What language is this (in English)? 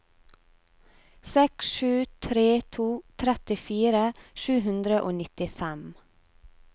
Norwegian